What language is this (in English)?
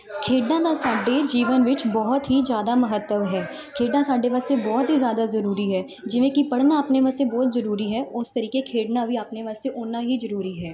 Punjabi